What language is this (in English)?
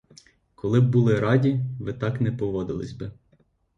Ukrainian